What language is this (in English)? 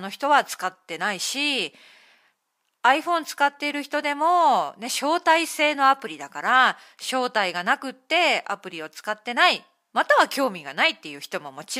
Japanese